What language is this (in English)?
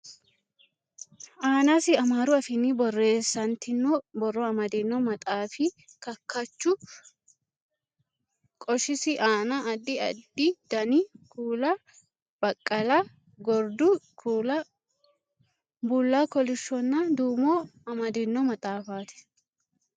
Sidamo